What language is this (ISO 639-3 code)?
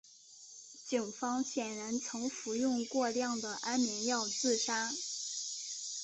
zho